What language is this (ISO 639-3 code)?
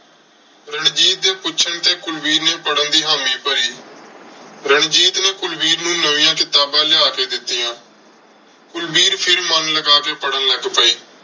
pan